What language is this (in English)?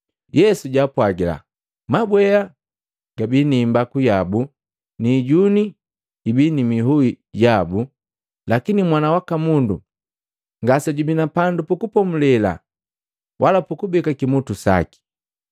Matengo